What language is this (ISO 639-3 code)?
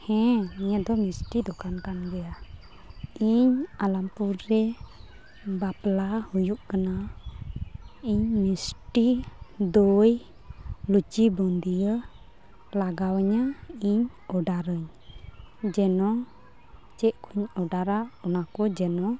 sat